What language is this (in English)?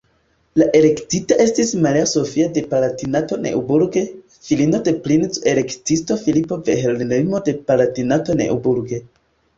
Esperanto